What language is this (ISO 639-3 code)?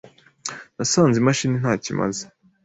kin